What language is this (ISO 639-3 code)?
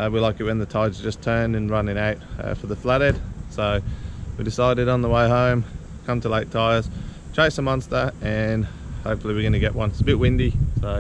eng